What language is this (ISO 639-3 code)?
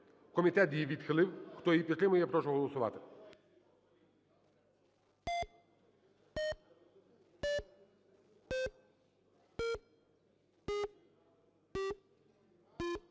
ukr